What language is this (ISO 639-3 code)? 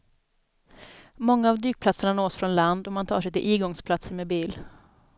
swe